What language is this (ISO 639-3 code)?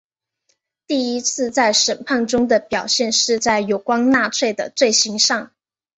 zho